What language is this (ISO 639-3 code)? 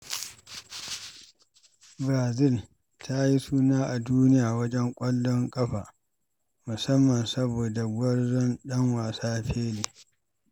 hau